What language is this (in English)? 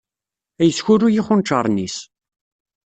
Kabyle